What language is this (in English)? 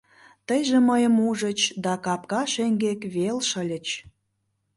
Mari